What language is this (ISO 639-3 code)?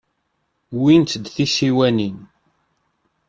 kab